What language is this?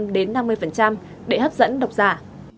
Vietnamese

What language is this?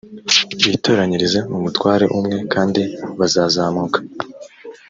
Kinyarwanda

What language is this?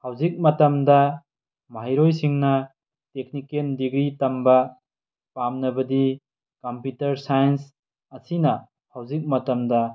Manipuri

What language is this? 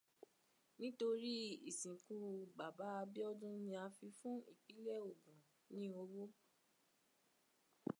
Yoruba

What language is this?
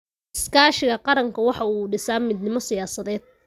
Somali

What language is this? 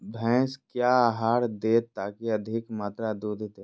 Magahi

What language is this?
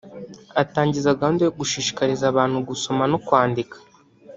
Kinyarwanda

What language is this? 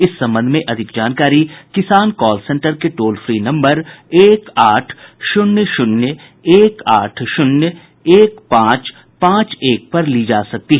Hindi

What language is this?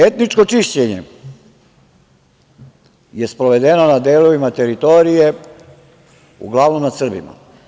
Serbian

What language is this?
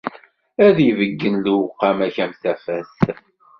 Kabyle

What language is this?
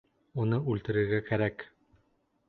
Bashkir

